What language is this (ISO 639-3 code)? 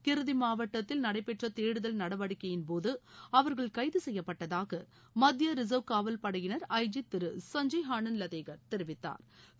tam